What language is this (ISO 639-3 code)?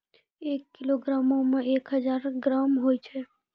mai